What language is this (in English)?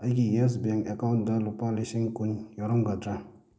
Manipuri